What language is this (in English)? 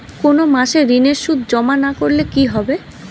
Bangla